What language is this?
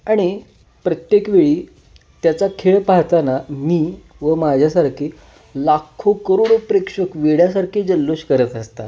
Marathi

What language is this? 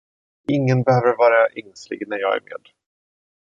Swedish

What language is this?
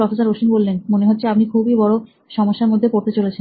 Bangla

